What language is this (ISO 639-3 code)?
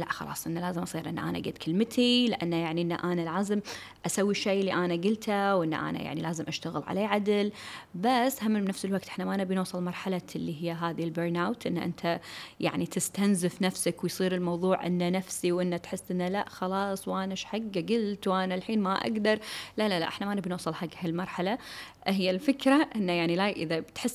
ara